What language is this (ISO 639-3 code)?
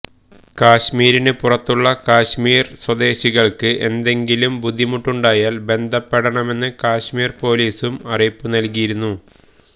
mal